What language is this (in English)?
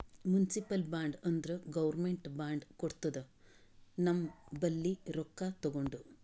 Kannada